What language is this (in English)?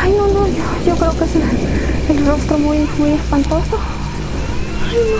Spanish